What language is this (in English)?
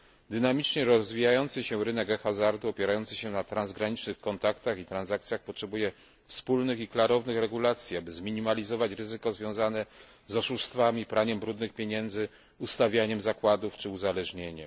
Polish